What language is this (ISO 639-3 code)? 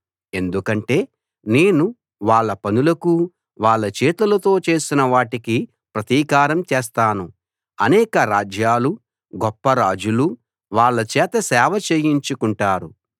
tel